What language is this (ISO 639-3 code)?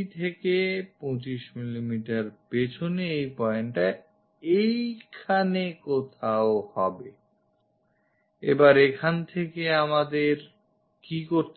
ben